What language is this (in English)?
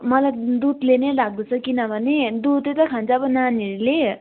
Nepali